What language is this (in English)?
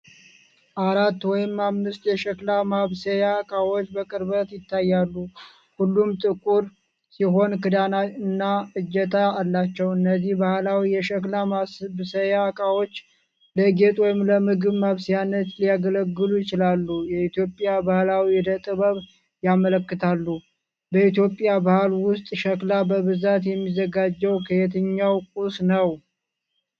Amharic